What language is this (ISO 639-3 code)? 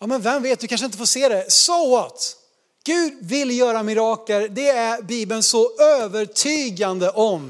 swe